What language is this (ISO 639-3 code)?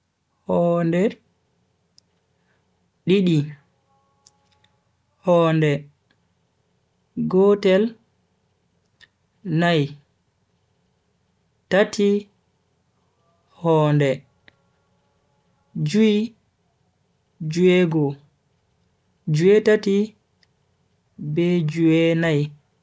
fui